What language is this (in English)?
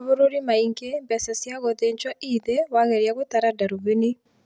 Kikuyu